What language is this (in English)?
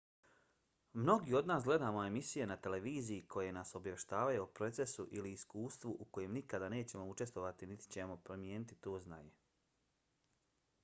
Bosnian